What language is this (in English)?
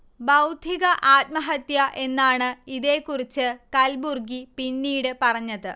Malayalam